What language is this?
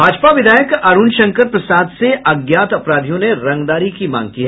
Hindi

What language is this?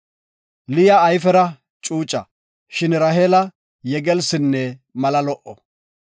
Gofa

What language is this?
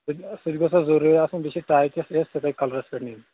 Kashmiri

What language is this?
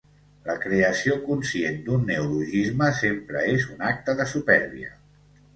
Catalan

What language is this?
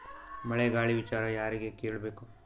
Kannada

